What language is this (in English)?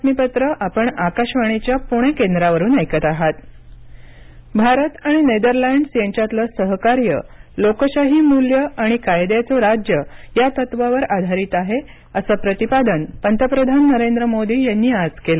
Marathi